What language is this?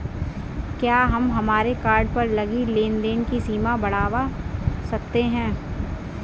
Hindi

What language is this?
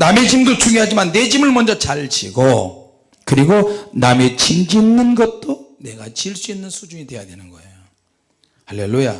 Korean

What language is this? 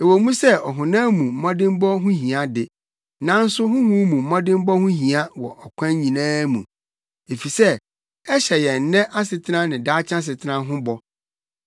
Akan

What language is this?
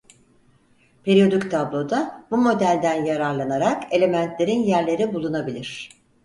Turkish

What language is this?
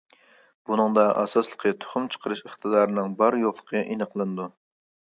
Uyghur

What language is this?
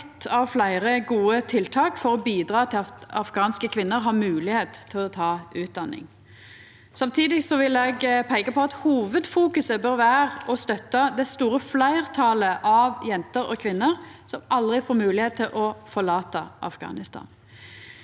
Norwegian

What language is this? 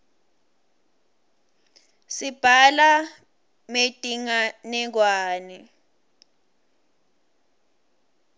Swati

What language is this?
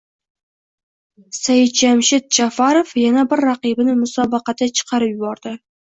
Uzbek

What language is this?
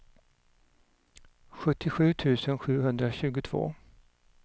Swedish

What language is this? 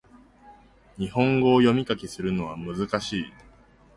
Japanese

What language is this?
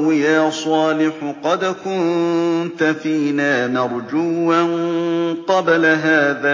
Arabic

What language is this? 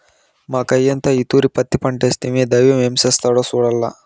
Telugu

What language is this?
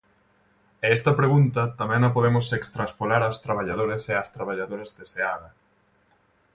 Galician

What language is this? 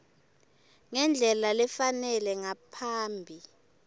Swati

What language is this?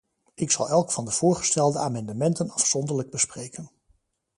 Dutch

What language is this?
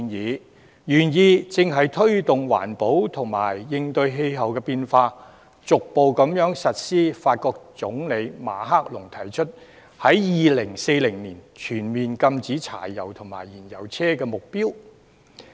Cantonese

